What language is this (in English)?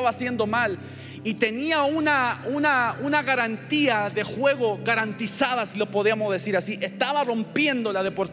Spanish